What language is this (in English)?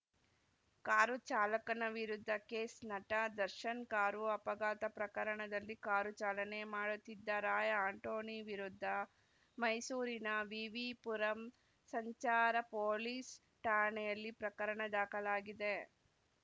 Kannada